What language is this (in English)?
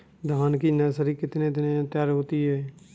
Hindi